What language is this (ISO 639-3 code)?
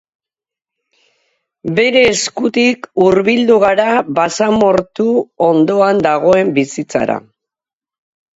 eus